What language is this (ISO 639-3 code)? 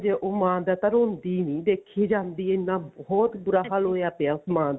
pan